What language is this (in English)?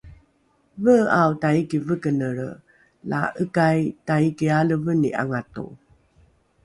Rukai